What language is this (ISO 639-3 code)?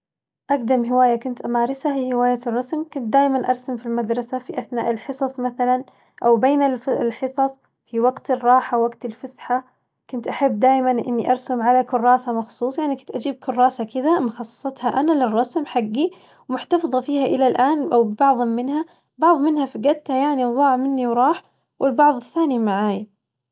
ars